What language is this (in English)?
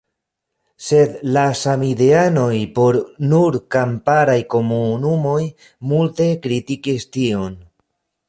Esperanto